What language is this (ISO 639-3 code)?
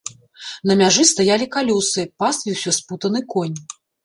bel